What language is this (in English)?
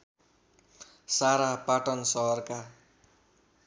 Nepali